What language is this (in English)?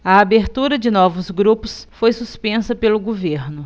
Portuguese